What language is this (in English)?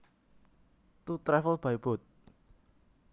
Javanese